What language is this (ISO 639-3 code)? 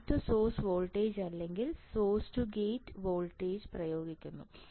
mal